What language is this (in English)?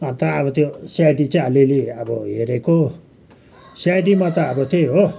Nepali